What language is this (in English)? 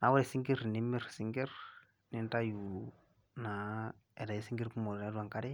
Masai